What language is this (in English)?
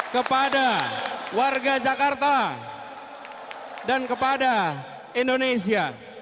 Indonesian